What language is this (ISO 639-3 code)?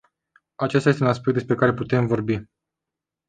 ron